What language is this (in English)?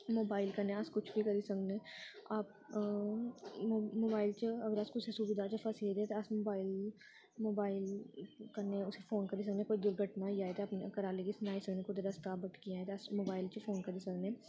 Dogri